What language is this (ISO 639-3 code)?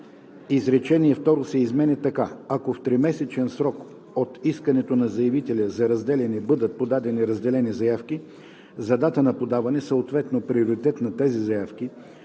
bul